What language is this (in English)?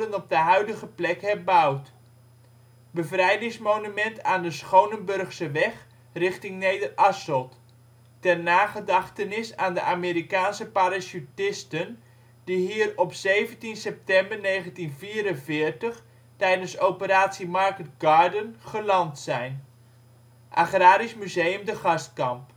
Dutch